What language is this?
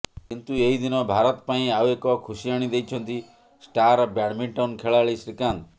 Odia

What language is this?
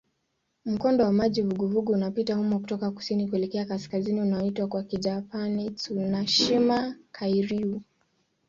Swahili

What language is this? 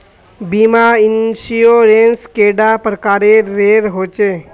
Magahi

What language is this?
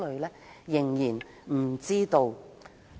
Cantonese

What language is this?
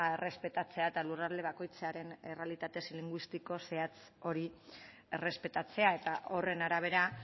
Basque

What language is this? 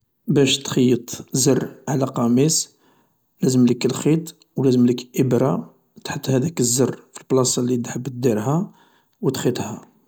Algerian Arabic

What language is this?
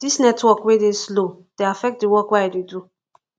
Nigerian Pidgin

